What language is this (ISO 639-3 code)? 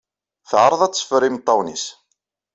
kab